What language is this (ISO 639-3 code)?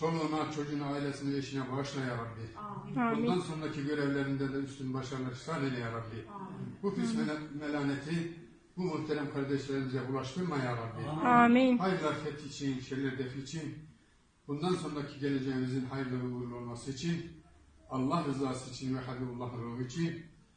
tur